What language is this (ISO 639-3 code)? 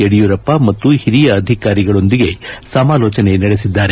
kan